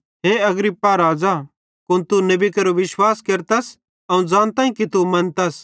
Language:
Bhadrawahi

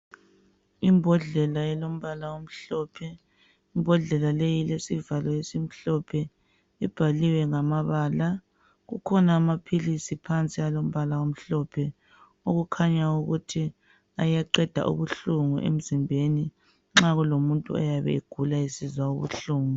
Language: North Ndebele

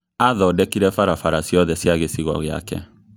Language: Kikuyu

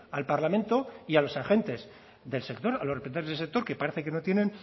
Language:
Spanish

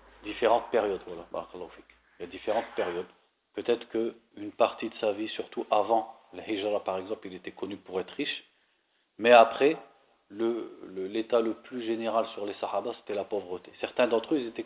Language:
French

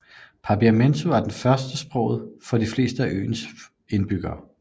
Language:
Danish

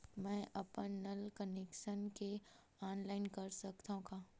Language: Chhattisgarhi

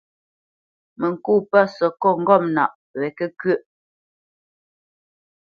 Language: Bamenyam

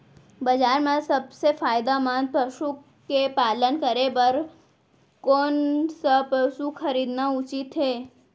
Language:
Chhattisgarhi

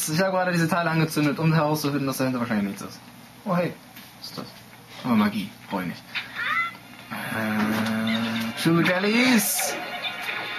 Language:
German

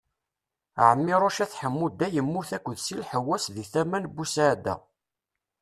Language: Kabyle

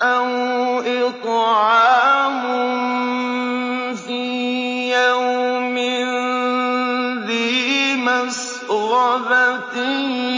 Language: Arabic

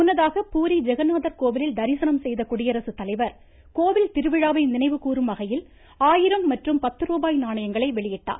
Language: Tamil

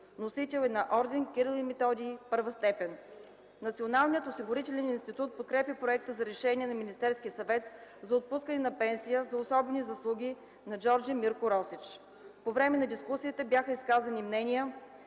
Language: Bulgarian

